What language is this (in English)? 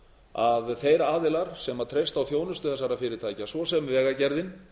Icelandic